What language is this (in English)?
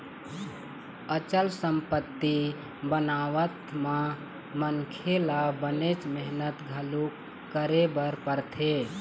Chhattisgarhi